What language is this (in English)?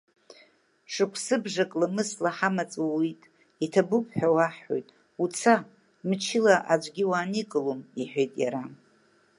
Abkhazian